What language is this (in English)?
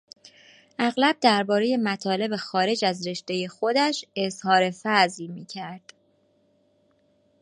Persian